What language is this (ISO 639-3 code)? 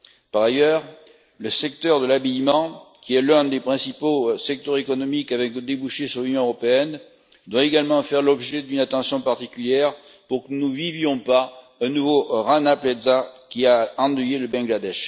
fra